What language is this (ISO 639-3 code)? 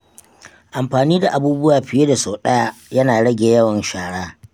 hau